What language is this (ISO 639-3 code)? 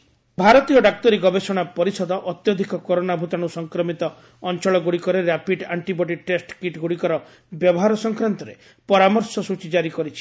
ori